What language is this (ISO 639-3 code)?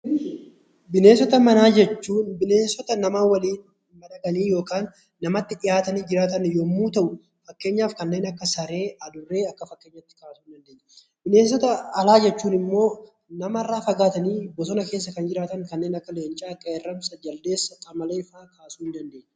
orm